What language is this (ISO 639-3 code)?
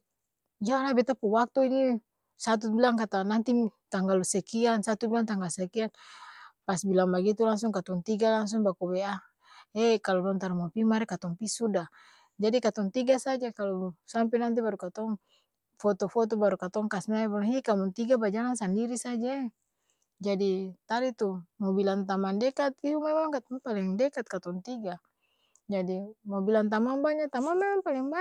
abs